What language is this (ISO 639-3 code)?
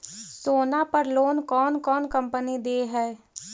mag